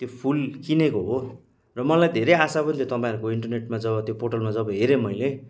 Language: Nepali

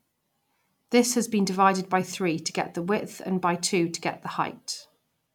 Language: English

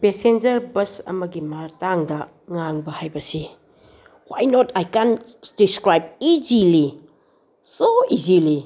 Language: Manipuri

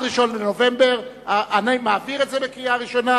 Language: Hebrew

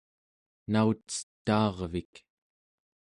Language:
Central Yupik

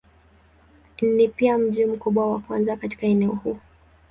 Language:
Swahili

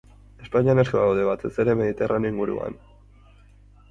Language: Basque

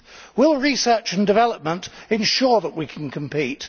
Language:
English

